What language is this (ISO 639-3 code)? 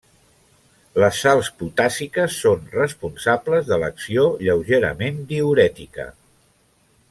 cat